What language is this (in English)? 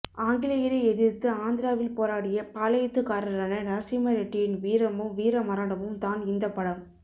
Tamil